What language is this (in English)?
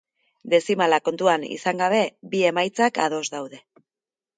Basque